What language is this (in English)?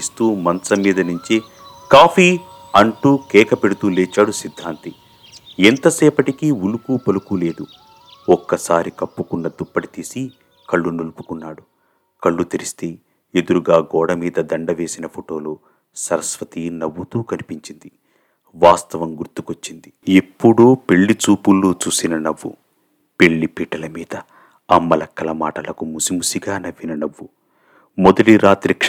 Telugu